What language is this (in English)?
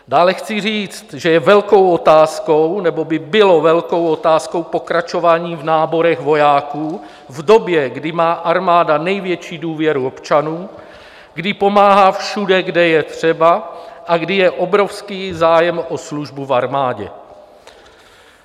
Czech